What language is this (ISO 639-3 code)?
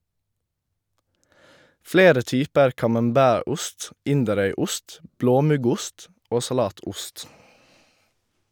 nor